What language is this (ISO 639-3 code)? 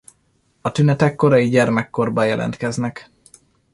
hun